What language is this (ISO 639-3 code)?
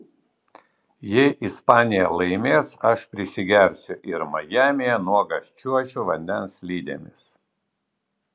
lit